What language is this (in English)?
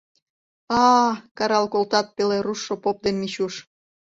Mari